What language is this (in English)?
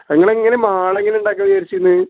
Malayalam